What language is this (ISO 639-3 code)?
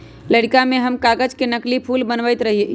mag